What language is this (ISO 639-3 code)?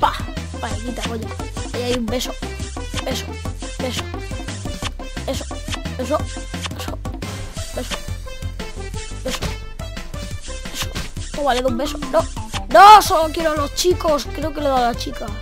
spa